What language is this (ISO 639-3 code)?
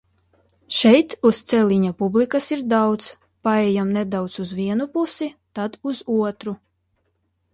lav